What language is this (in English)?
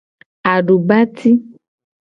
Gen